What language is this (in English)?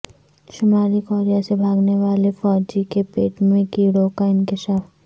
Urdu